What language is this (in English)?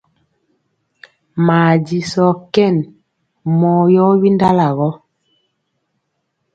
Mpiemo